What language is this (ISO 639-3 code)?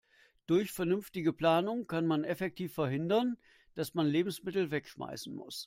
deu